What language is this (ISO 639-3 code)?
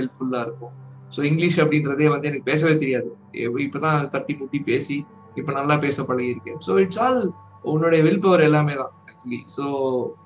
tam